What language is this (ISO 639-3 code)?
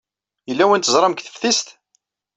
kab